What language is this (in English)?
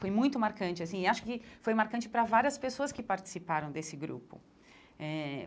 Portuguese